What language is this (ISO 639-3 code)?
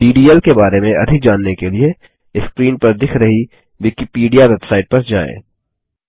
hin